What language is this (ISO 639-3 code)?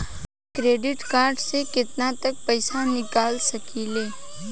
bho